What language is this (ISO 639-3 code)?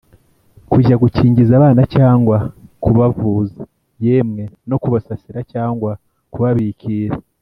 kin